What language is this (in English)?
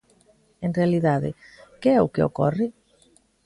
Galician